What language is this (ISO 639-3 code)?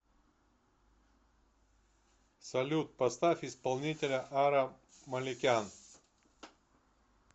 rus